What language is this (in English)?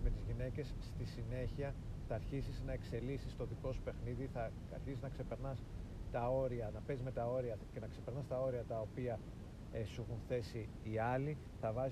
Greek